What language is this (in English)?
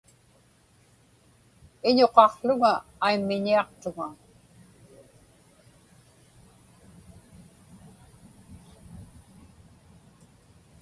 Inupiaq